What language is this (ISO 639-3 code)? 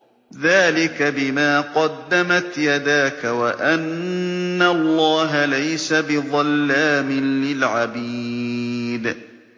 ara